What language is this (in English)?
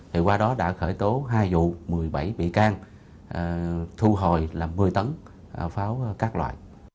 Vietnamese